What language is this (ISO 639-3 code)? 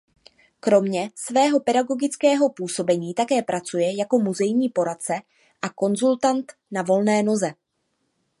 ces